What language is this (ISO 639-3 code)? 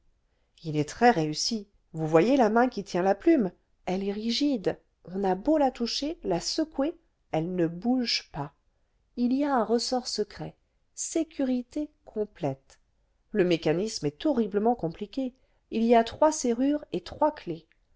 fra